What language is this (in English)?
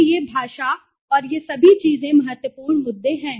Hindi